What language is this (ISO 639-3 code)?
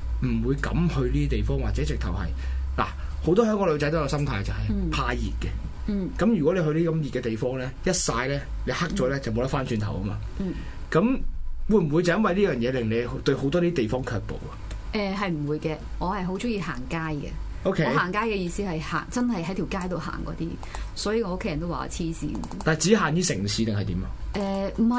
zho